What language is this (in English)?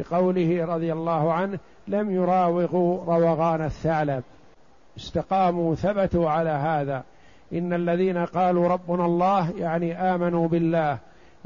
Arabic